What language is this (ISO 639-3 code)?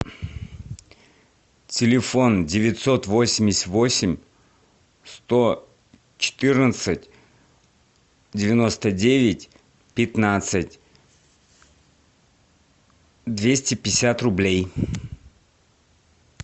rus